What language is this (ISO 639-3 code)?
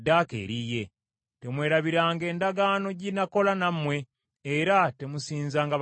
lug